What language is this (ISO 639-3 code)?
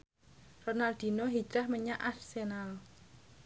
jav